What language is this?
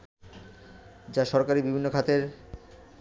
Bangla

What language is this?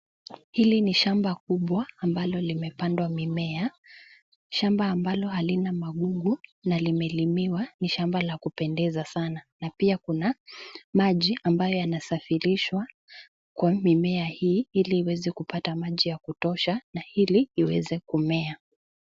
Swahili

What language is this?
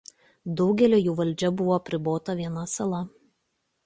Lithuanian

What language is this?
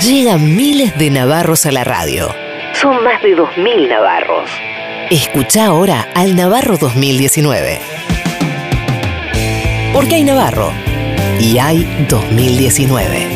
Spanish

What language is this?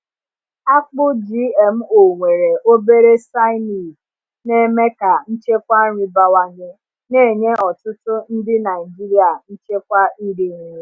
Igbo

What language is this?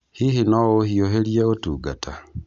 Kikuyu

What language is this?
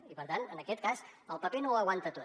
Catalan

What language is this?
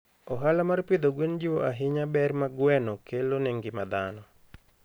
Luo (Kenya and Tanzania)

